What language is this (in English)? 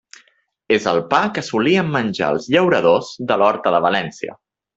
Catalan